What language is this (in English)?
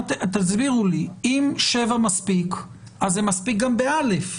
Hebrew